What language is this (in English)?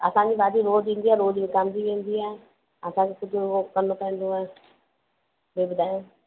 Sindhi